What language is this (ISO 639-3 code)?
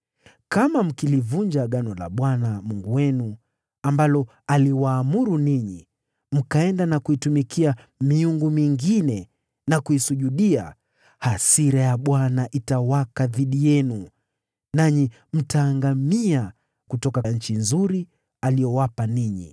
swa